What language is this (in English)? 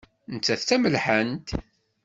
Kabyle